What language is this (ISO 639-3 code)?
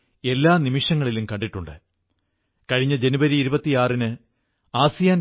mal